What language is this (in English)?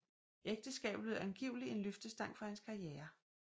Danish